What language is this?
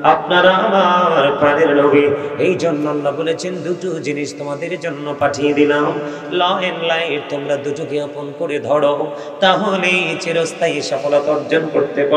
Bangla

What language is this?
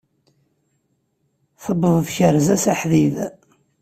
Kabyle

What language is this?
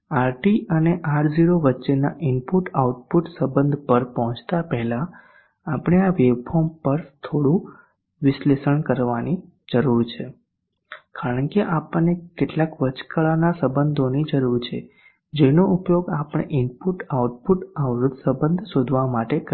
Gujarati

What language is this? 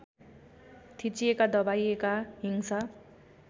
Nepali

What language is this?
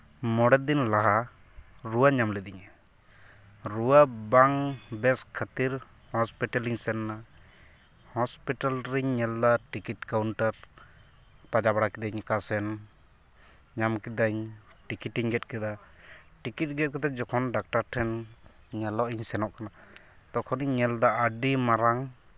Santali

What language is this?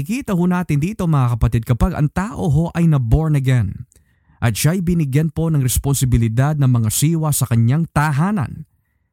Filipino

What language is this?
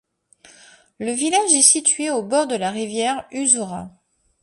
French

